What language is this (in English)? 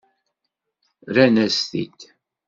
Kabyle